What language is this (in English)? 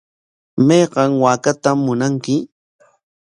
Corongo Ancash Quechua